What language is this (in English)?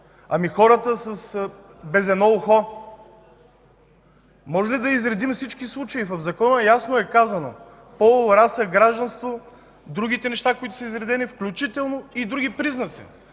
Bulgarian